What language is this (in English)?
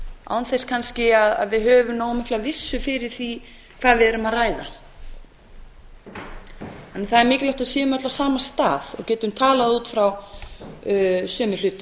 Icelandic